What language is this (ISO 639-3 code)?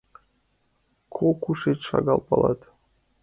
chm